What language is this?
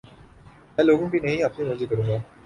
Urdu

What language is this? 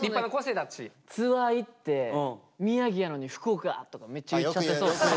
Japanese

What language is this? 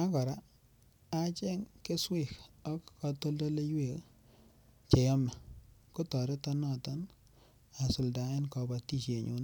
Kalenjin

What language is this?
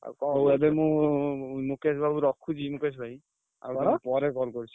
Odia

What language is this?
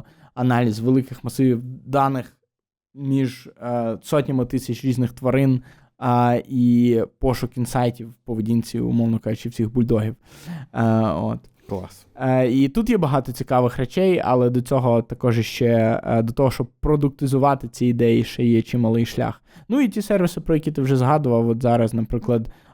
Ukrainian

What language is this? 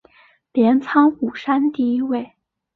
Chinese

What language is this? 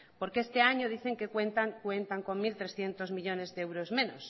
Spanish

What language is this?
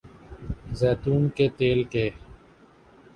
Urdu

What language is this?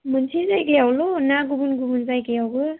Bodo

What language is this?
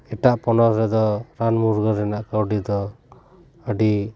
Santali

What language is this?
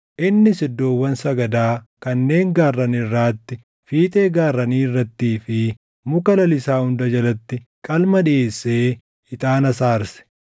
Oromo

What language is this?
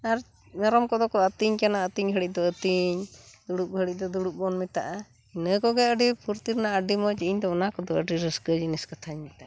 Santali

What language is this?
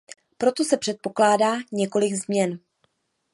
Czech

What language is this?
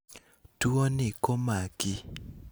Luo (Kenya and Tanzania)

